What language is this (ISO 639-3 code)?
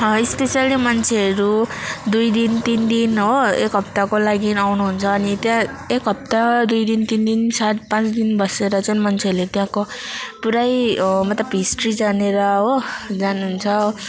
nep